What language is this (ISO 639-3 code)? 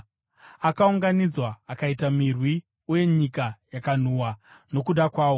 sna